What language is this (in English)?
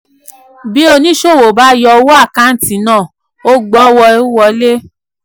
Yoruba